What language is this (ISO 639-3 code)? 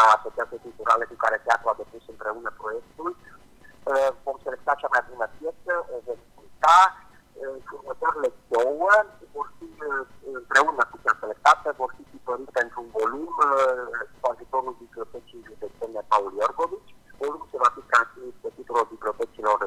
ron